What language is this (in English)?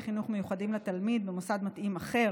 Hebrew